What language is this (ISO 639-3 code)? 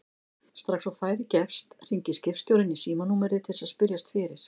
isl